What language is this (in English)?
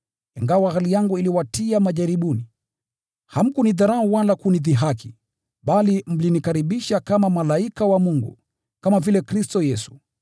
Swahili